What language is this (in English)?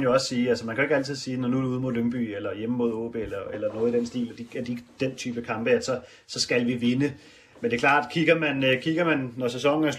Danish